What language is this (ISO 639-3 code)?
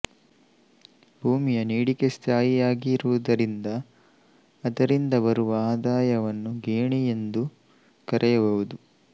kan